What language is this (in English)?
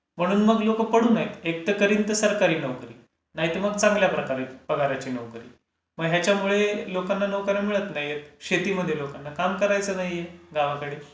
Marathi